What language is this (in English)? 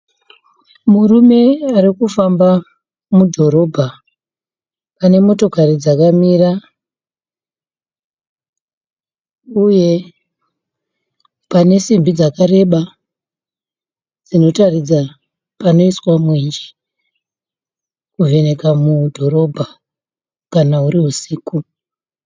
Shona